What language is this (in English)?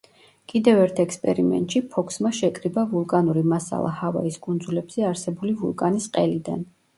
Georgian